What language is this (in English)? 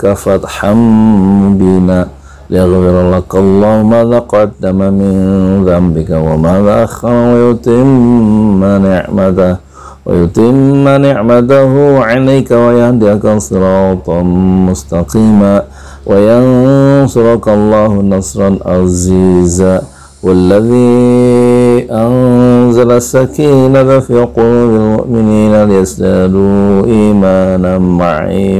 Indonesian